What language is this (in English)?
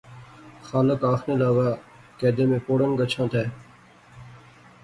Pahari-Potwari